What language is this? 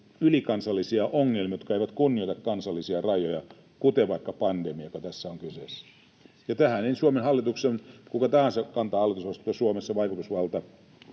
Finnish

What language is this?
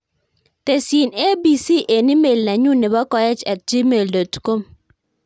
Kalenjin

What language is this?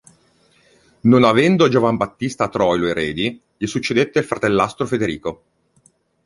Italian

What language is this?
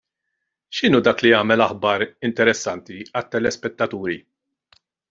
Maltese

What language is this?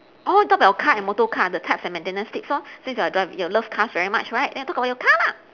English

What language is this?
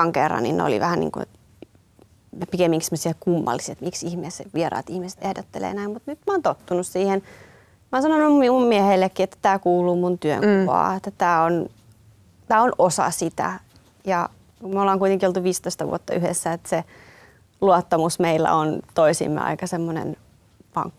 Finnish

